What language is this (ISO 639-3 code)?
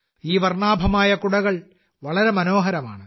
mal